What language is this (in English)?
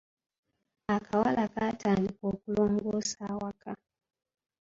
Ganda